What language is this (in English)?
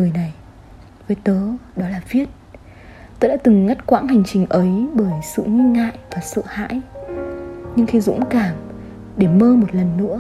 Vietnamese